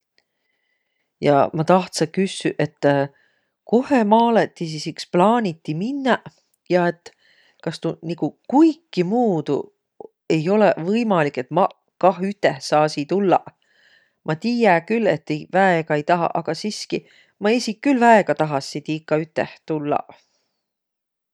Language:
Võro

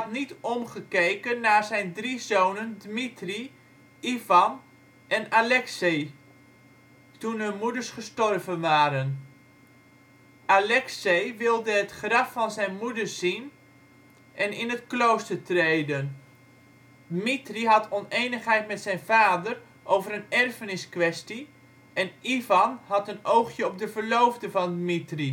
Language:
Dutch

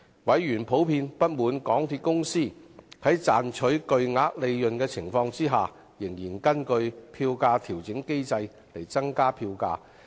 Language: Cantonese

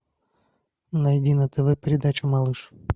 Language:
Russian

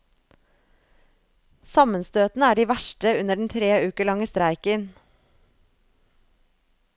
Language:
Norwegian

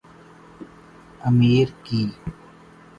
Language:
Urdu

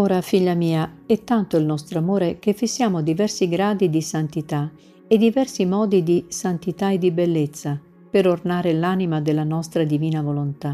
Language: Italian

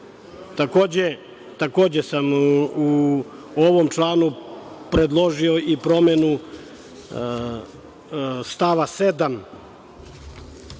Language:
Serbian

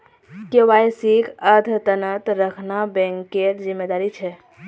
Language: Magahi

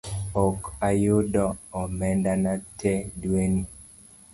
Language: Luo (Kenya and Tanzania)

